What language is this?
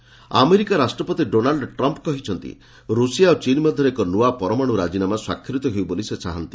Odia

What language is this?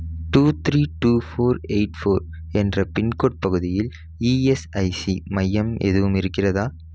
Tamil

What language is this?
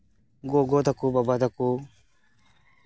Santali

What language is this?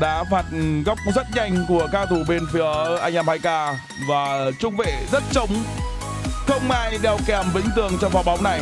Vietnamese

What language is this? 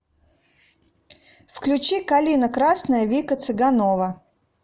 Russian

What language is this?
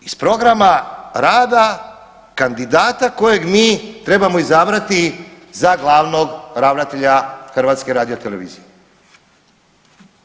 Croatian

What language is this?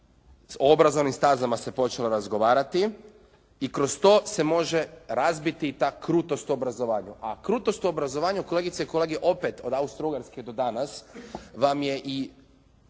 Croatian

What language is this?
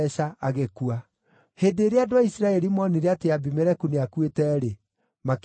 Kikuyu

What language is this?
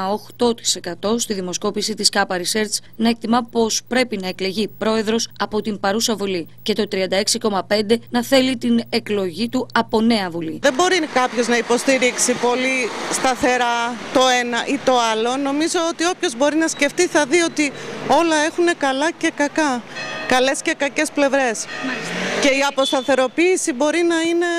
Greek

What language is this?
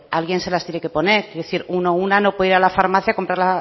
Spanish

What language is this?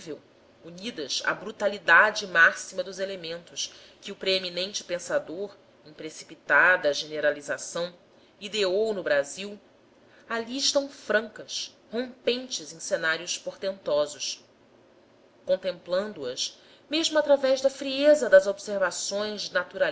Portuguese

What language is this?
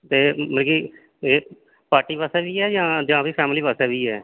Dogri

